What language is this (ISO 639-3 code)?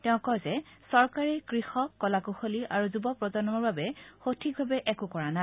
asm